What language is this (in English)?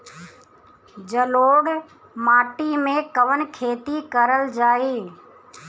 Bhojpuri